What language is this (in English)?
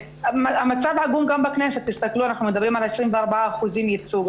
Hebrew